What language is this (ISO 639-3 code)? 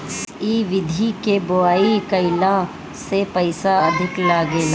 bho